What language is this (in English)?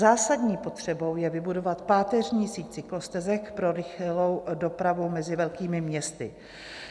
Czech